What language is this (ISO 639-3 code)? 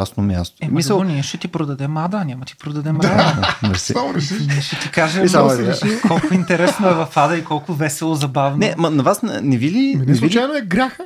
bul